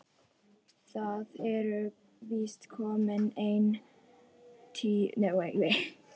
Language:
Icelandic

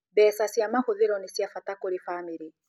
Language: Kikuyu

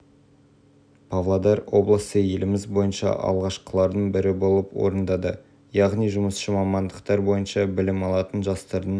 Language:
Kazakh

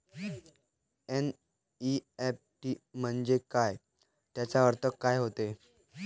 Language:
Marathi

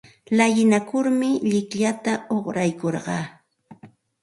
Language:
Santa Ana de Tusi Pasco Quechua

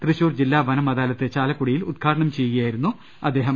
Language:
Malayalam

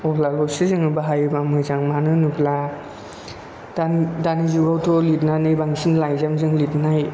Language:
Bodo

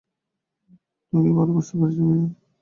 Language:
Bangla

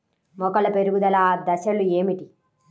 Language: Telugu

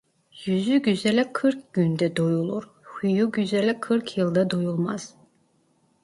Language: Turkish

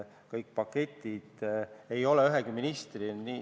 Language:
Estonian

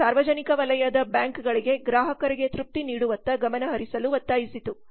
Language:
Kannada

